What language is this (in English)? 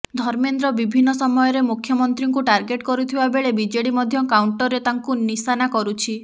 Odia